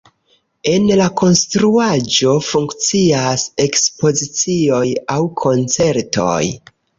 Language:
Esperanto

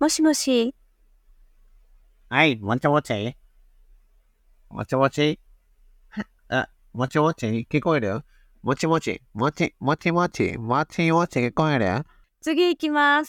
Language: Japanese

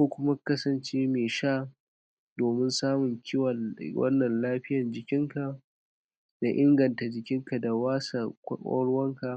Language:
Hausa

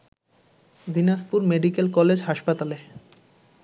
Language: Bangla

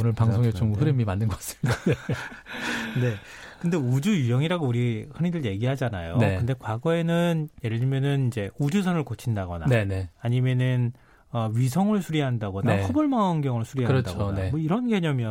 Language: Korean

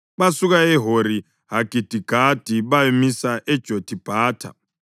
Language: North Ndebele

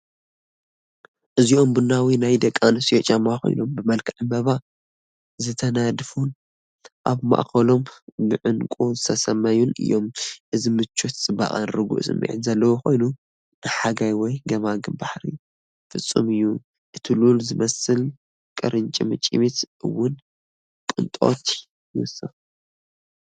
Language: Tigrinya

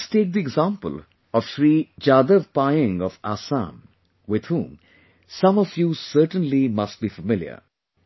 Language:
English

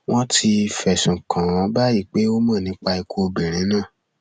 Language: Yoruba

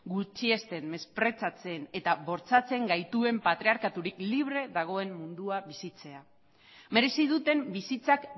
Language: Basque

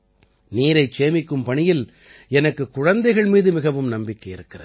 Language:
Tamil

